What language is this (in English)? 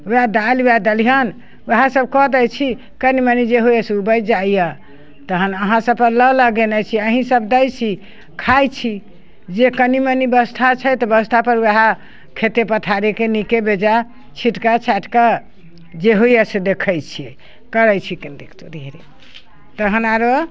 Maithili